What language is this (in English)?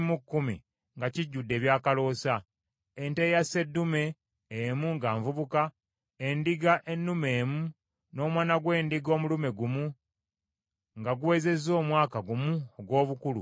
Ganda